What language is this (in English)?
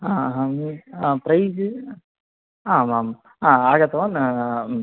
Sanskrit